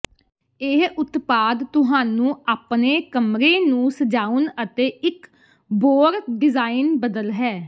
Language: Punjabi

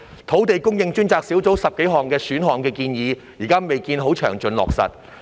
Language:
Cantonese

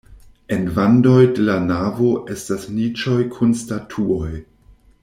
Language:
Esperanto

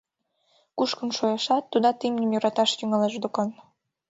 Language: Mari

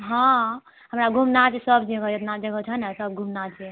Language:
Maithili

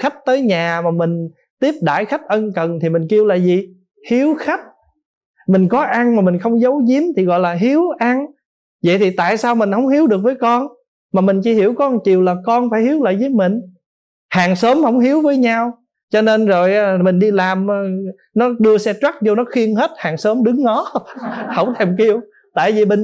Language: Vietnamese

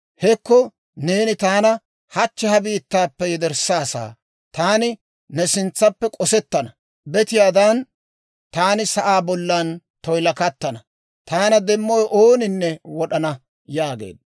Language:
Dawro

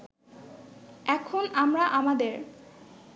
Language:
Bangla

